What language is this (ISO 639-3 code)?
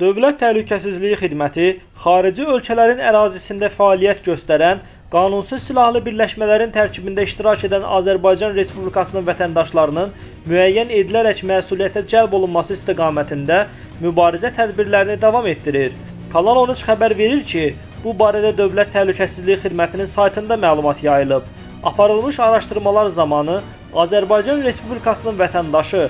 tur